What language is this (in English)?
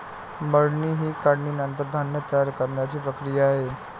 Marathi